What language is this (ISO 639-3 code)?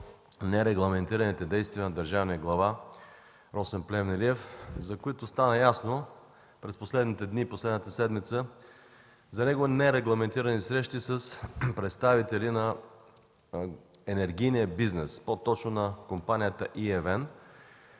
bul